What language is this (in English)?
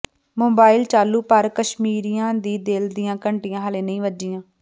Punjabi